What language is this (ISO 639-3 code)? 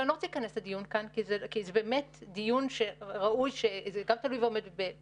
heb